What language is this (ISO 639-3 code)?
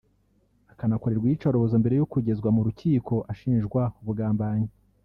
kin